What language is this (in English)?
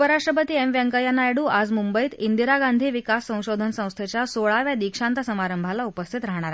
Marathi